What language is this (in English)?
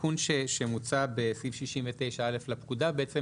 Hebrew